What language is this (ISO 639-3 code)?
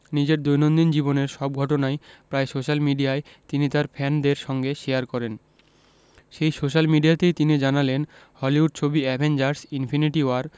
ben